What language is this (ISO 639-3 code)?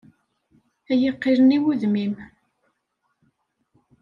kab